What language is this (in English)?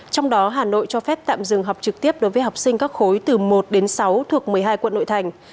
Vietnamese